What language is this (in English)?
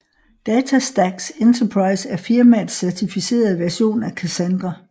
Danish